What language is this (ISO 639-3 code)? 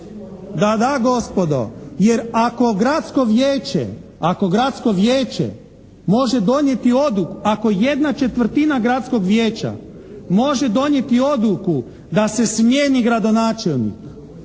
hrv